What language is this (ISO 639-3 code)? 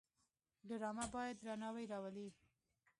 pus